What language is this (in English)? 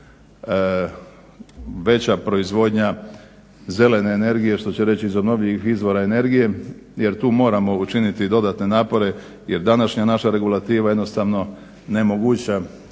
Croatian